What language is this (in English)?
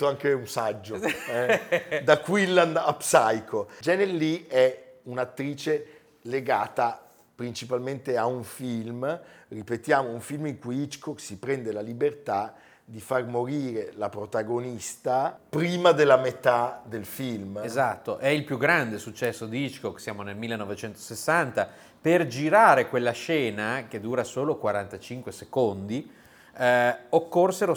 Italian